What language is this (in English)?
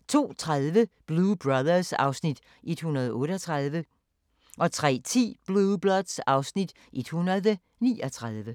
Danish